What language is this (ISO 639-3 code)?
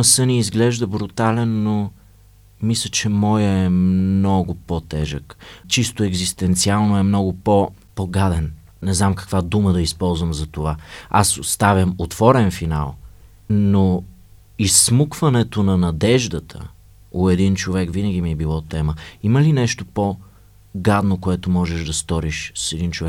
bul